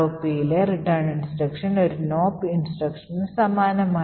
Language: Malayalam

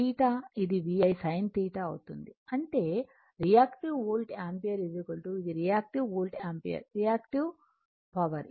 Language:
Telugu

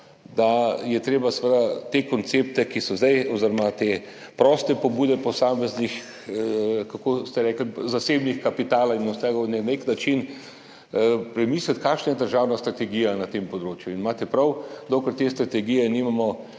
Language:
Slovenian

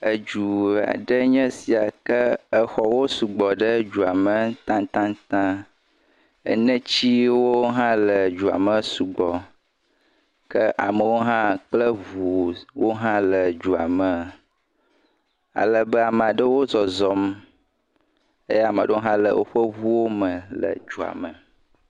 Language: Ewe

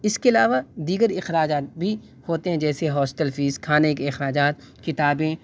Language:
Urdu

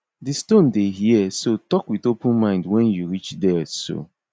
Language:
Nigerian Pidgin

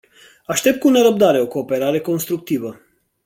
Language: Romanian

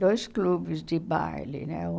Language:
Portuguese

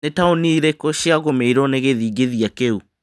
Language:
Kikuyu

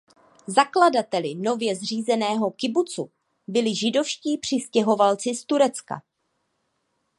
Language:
Czech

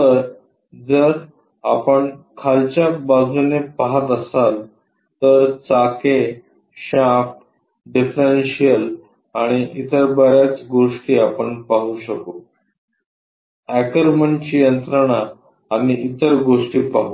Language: Marathi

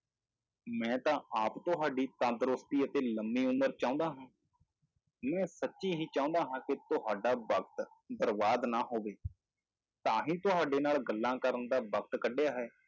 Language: Punjabi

